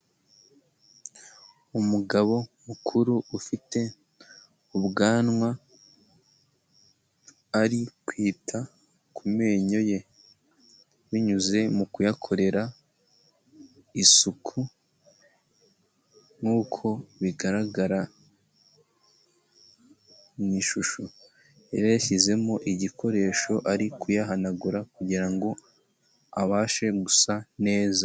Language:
Kinyarwanda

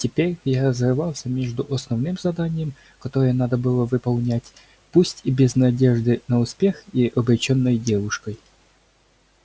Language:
Russian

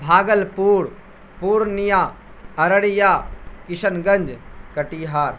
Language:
Urdu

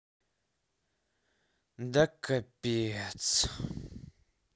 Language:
Russian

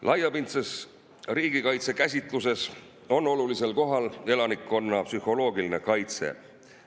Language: Estonian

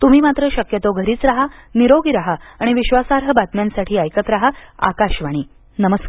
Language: Marathi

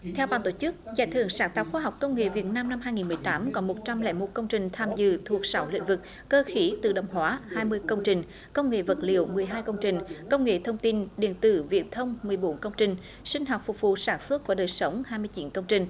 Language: Vietnamese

